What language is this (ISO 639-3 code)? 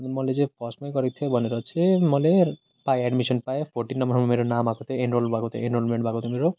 nep